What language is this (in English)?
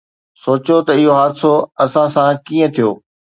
Sindhi